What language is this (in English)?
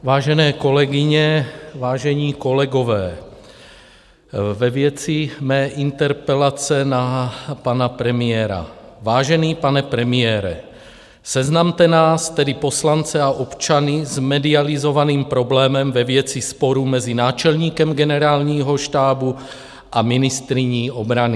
Czech